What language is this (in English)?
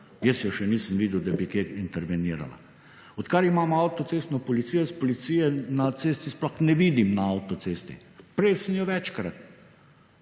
Slovenian